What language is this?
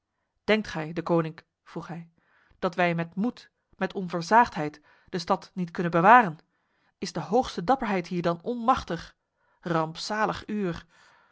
Dutch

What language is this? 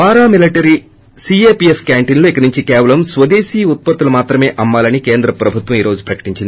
Telugu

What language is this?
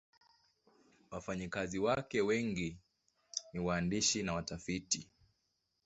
Swahili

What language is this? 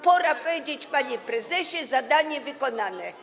Polish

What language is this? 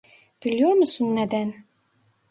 Turkish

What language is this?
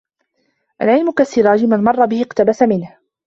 Arabic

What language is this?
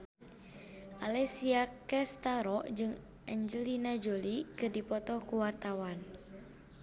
Sundanese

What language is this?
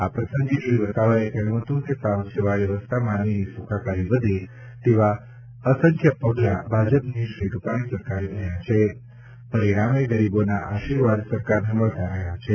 Gujarati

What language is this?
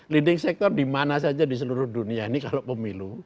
Indonesian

